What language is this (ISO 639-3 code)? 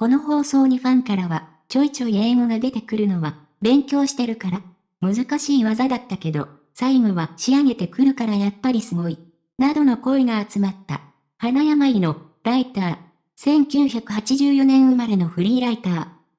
jpn